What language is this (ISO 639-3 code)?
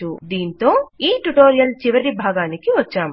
tel